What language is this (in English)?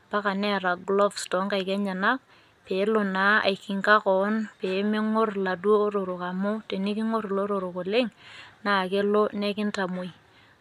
Masai